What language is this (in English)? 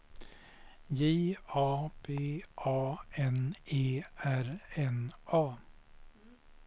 Swedish